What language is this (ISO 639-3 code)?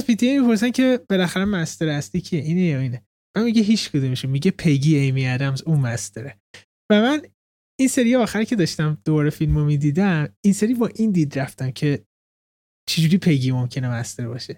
fas